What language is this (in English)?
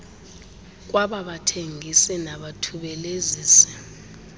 Xhosa